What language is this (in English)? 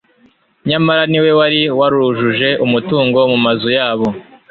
Kinyarwanda